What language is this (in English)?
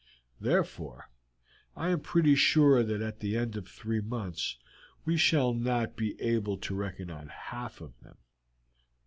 English